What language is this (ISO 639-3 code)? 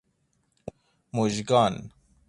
fas